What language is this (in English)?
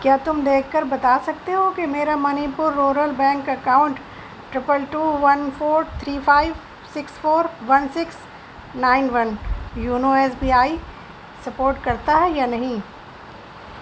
Urdu